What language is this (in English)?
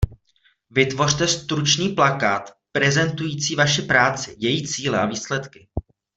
Czech